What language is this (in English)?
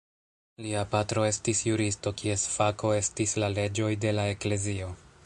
Esperanto